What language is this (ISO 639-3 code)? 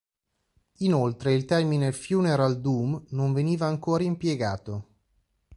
ita